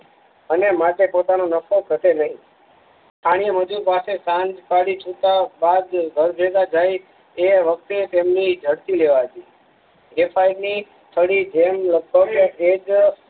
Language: Gujarati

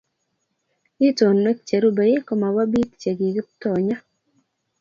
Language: Kalenjin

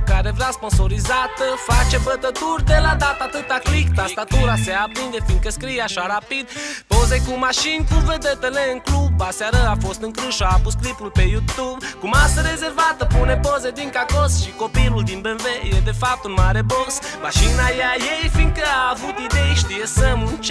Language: Romanian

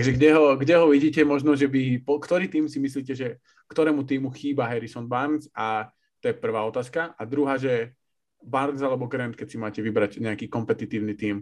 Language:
Slovak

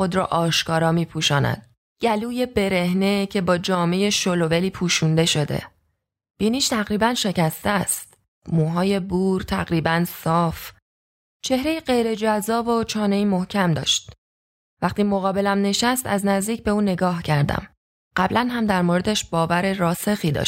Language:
Persian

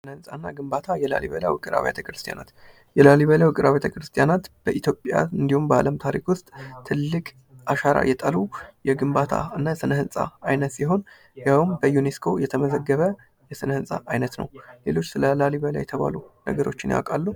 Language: Amharic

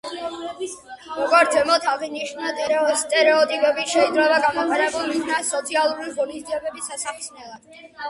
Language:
Georgian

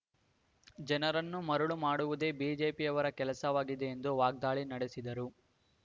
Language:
Kannada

